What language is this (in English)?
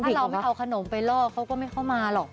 Thai